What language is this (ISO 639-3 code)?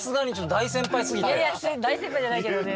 jpn